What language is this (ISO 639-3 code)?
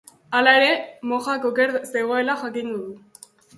eus